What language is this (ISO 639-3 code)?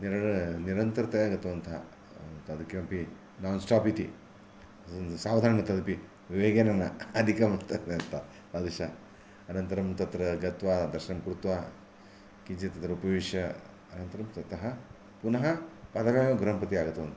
san